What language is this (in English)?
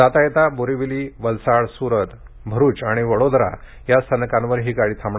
Marathi